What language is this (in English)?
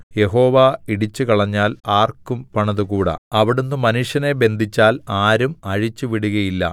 Malayalam